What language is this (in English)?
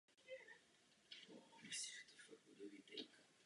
Czech